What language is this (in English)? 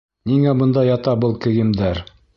Bashkir